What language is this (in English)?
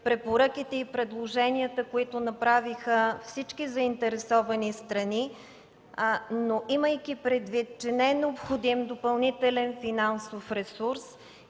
Bulgarian